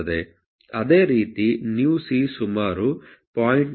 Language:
Kannada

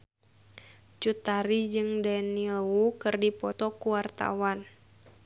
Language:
Sundanese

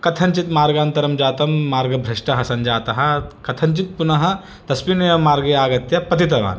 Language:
Sanskrit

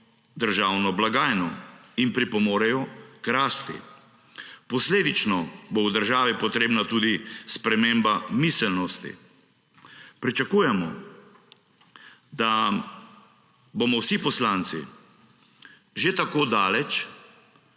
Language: Slovenian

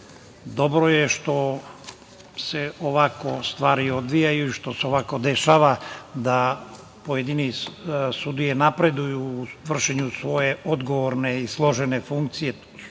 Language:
Serbian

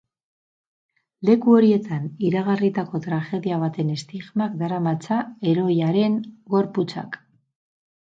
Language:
Basque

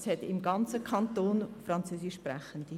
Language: Swiss German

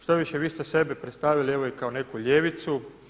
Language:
Croatian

